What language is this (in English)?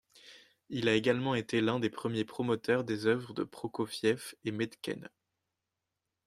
French